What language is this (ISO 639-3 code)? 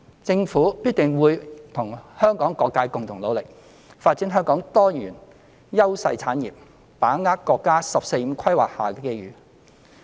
yue